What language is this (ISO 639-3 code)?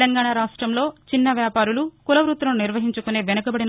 tel